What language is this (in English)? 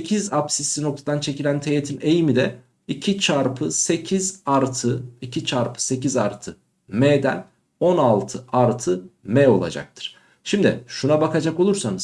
Turkish